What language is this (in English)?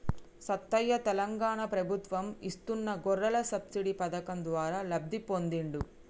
Telugu